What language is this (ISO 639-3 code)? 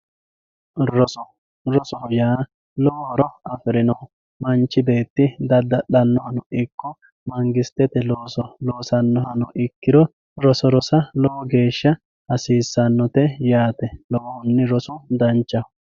sid